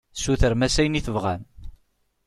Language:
Kabyle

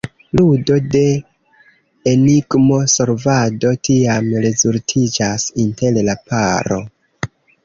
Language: Esperanto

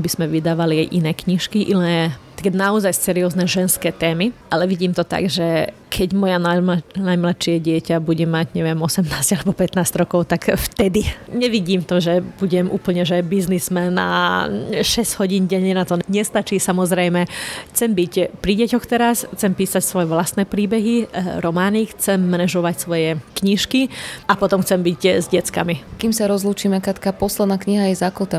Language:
Slovak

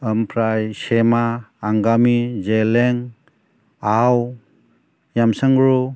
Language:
Bodo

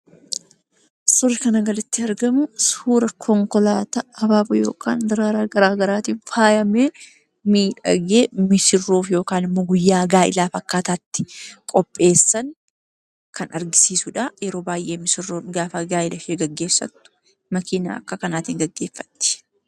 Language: Oromo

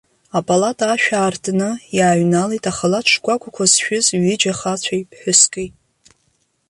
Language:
Abkhazian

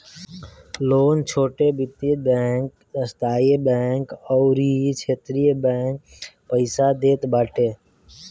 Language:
Bhojpuri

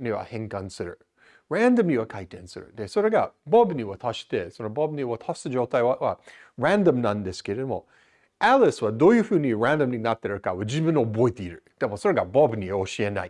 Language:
Japanese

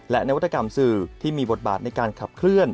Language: Thai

